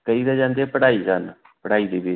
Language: Punjabi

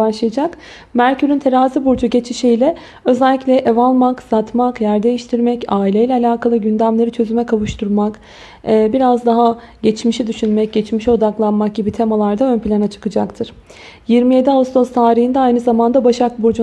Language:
Turkish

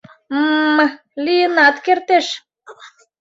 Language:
Mari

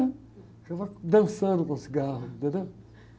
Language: Portuguese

